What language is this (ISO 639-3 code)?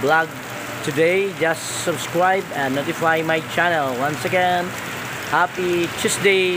fil